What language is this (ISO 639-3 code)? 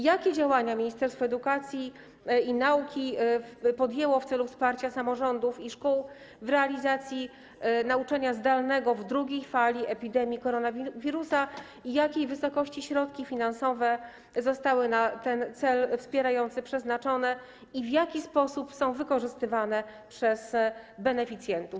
pol